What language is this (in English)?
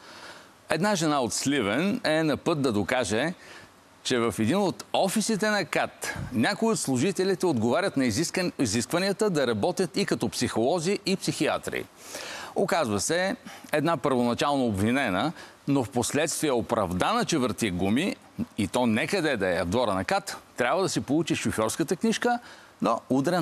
Bulgarian